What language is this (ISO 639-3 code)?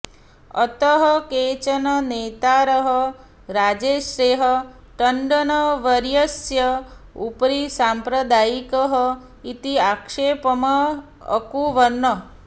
san